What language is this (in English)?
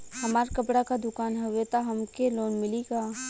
Bhojpuri